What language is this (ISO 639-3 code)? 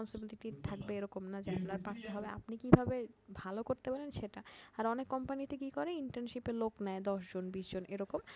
ben